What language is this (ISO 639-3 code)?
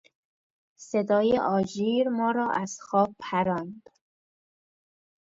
fas